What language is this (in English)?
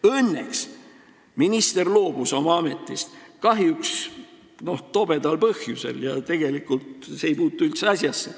Estonian